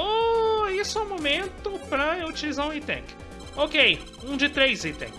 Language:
Portuguese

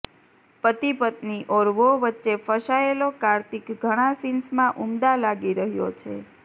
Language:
Gujarati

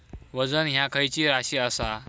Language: Marathi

